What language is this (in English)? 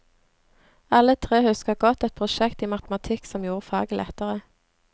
Norwegian